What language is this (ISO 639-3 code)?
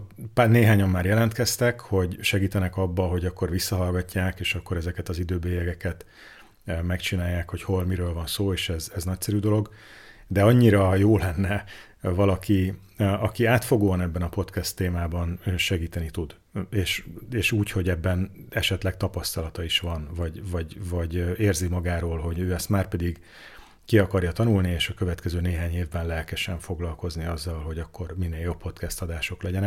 hun